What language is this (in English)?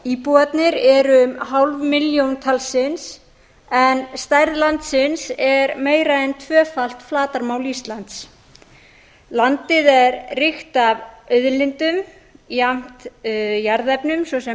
Icelandic